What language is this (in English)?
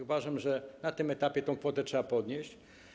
Polish